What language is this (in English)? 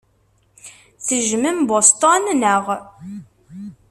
Kabyle